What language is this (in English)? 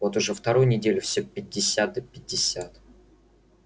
Russian